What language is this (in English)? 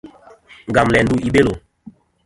Kom